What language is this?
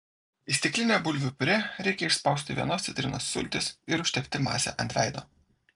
Lithuanian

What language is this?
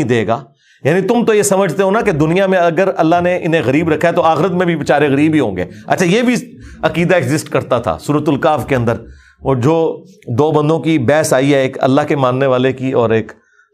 Urdu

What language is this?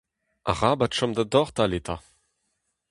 Breton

